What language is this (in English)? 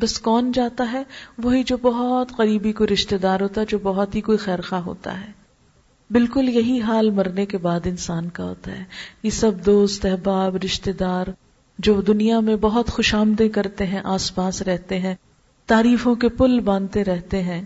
Urdu